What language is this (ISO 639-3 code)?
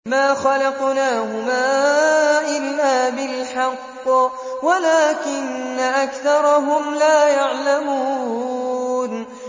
ara